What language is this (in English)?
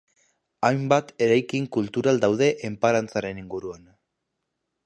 Basque